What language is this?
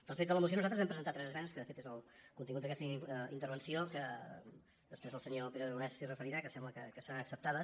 Catalan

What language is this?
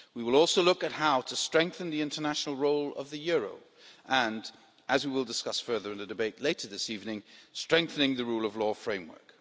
English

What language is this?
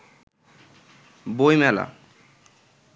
Bangla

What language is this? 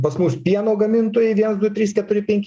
Lithuanian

